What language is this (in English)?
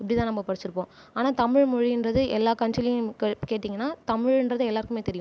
Tamil